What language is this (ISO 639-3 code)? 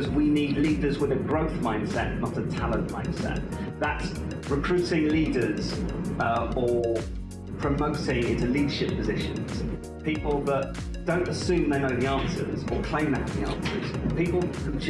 eng